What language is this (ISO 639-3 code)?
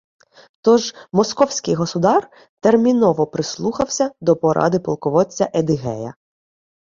ukr